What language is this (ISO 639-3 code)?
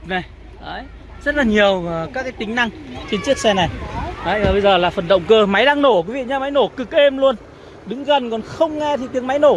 vie